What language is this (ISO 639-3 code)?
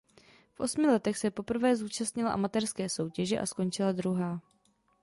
ces